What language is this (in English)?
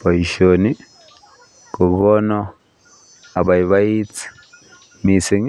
Kalenjin